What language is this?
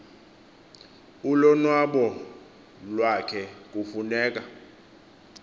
Xhosa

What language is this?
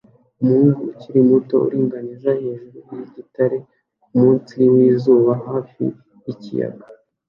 Kinyarwanda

